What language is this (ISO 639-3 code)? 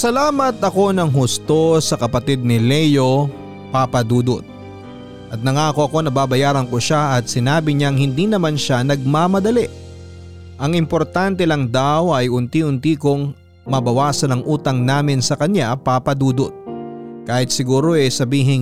fil